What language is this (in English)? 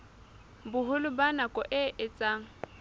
Southern Sotho